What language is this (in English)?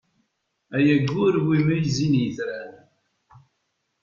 Kabyle